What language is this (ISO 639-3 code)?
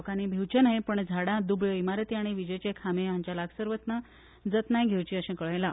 kok